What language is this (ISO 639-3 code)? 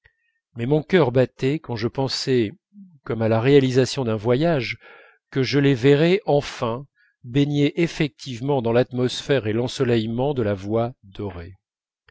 fra